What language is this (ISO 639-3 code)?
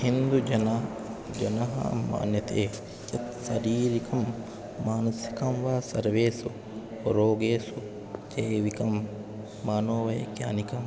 san